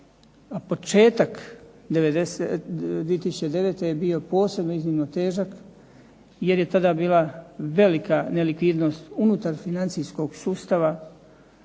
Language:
Croatian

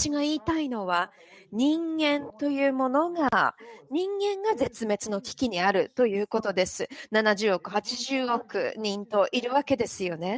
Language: Japanese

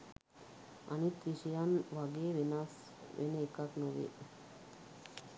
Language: Sinhala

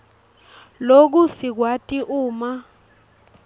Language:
Swati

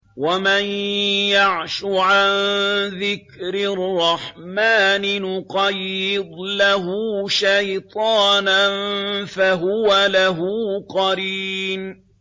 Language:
Arabic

